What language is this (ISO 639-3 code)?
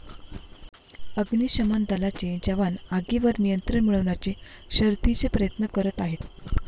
mar